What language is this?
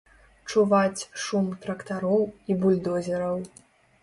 Belarusian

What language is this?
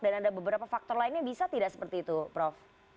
Indonesian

